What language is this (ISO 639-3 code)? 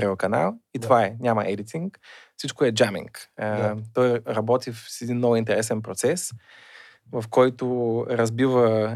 bul